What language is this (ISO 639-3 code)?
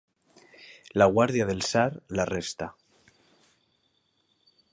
cat